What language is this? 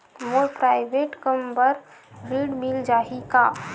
Chhattisgarhi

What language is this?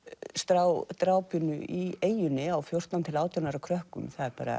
Icelandic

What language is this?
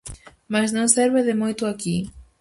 Galician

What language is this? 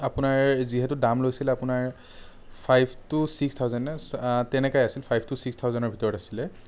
Assamese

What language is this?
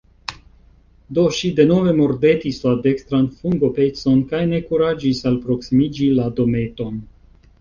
Esperanto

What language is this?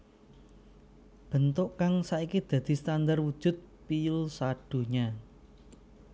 Javanese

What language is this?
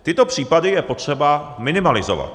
Czech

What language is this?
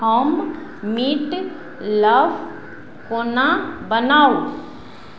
Maithili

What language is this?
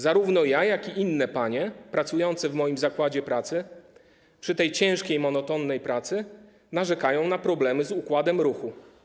Polish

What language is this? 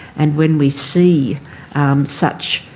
English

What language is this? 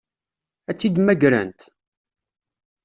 Kabyle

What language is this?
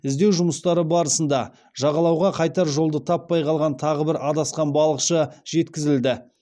Kazakh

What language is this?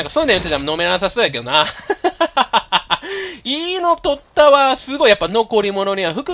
Japanese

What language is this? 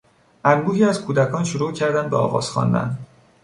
Persian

